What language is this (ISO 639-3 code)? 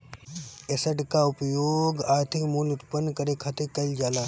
bho